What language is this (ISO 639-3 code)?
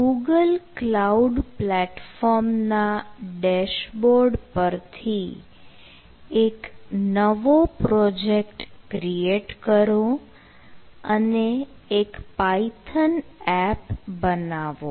guj